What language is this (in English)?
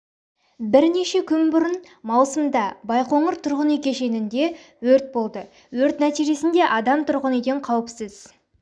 Kazakh